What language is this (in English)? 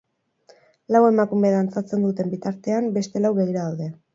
Basque